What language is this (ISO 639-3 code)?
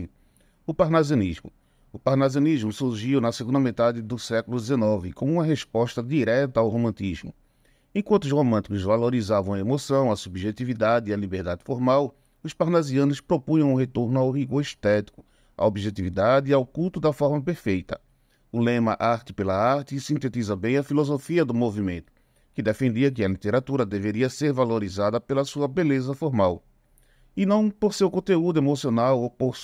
por